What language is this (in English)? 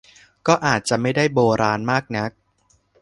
Thai